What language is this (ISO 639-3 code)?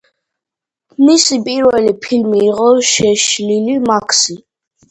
kat